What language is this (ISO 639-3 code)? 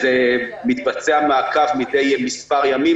heb